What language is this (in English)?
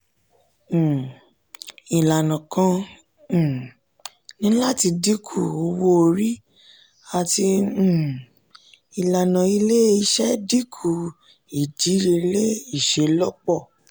Yoruba